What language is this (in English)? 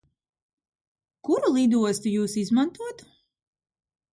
Latvian